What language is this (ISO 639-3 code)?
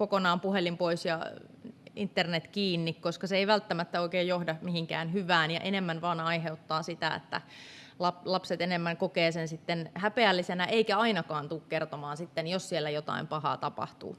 fin